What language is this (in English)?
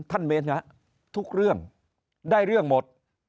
Thai